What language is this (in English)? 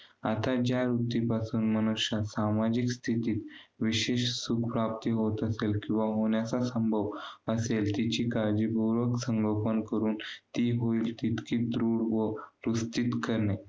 Marathi